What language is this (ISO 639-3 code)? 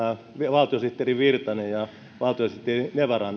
fin